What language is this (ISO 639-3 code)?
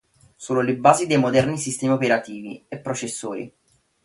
ita